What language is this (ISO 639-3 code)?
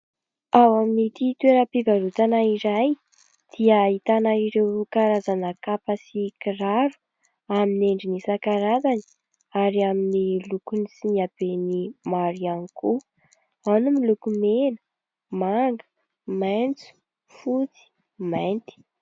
mlg